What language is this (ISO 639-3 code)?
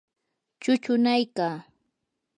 qur